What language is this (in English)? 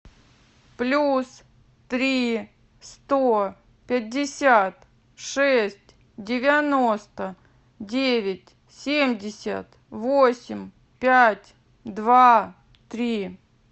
Russian